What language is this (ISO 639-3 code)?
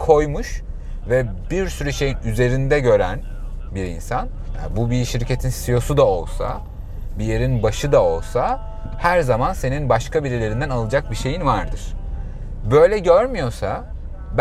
tur